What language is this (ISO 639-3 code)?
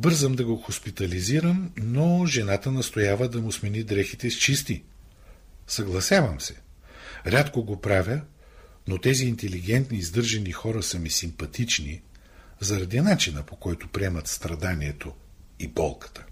bul